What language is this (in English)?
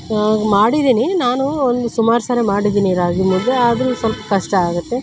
Kannada